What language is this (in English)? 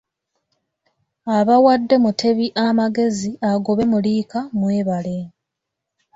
Ganda